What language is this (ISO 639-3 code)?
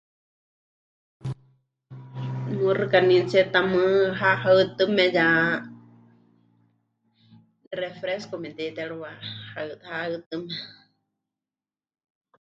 hch